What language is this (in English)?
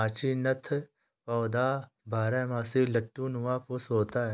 Hindi